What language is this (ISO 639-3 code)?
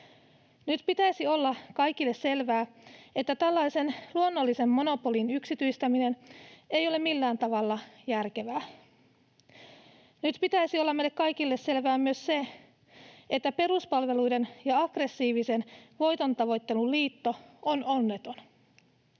fin